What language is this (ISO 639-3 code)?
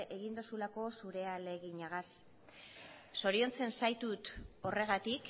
eus